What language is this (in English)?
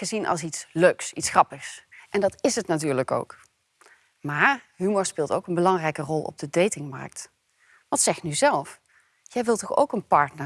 Dutch